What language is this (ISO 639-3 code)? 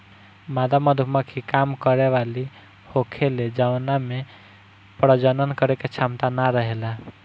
bho